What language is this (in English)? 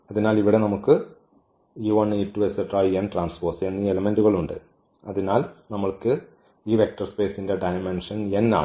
Malayalam